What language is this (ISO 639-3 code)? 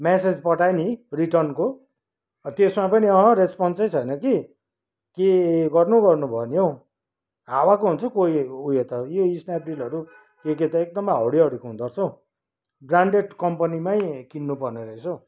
nep